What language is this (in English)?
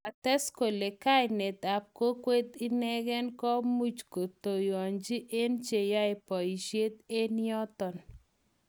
Kalenjin